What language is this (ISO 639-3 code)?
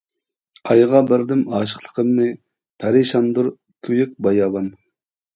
uig